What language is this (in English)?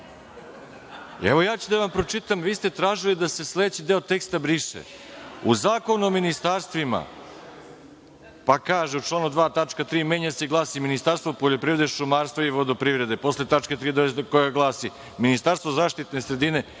Serbian